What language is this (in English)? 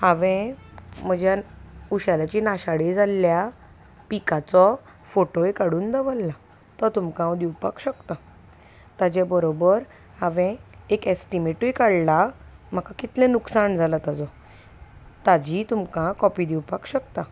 Konkani